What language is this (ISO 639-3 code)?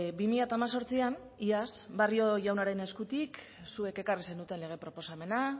eus